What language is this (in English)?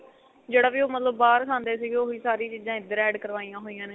Punjabi